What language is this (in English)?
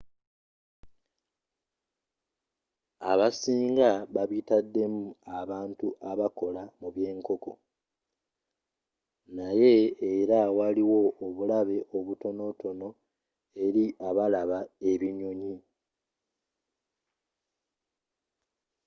Ganda